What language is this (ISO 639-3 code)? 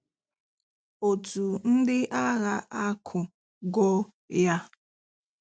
ibo